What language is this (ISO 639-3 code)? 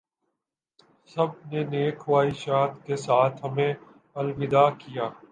urd